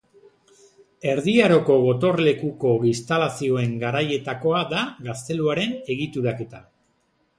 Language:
Basque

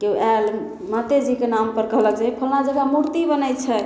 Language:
Maithili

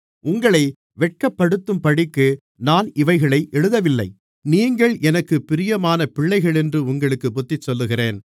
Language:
Tamil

